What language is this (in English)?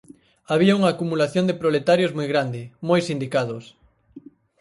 Galician